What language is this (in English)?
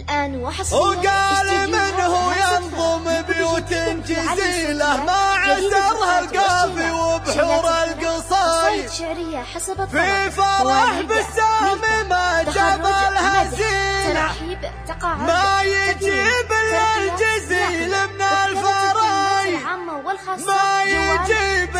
Arabic